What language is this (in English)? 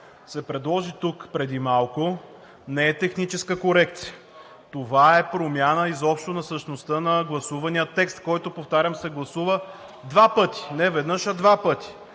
Bulgarian